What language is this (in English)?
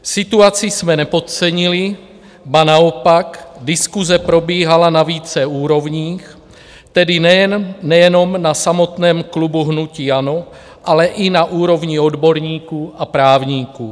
Czech